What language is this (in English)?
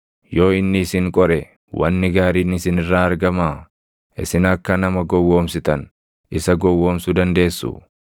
Oromo